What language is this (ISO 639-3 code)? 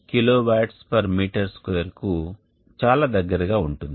tel